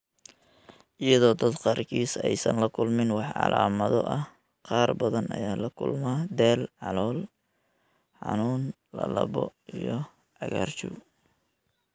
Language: Somali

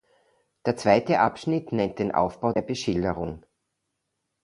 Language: German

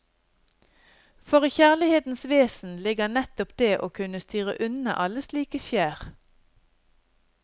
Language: Norwegian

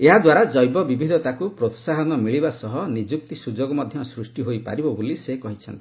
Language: Odia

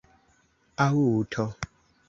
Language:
Esperanto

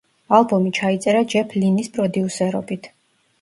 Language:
Georgian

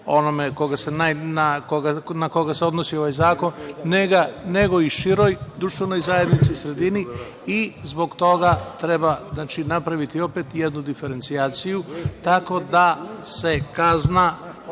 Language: Serbian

